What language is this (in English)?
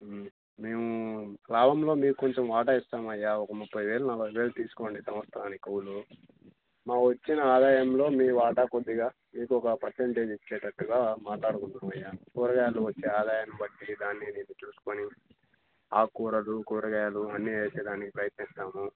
Telugu